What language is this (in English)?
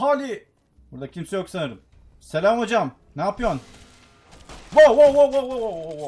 Turkish